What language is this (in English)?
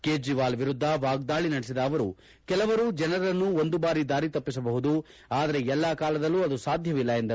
Kannada